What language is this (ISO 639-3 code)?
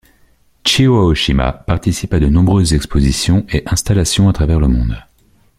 fra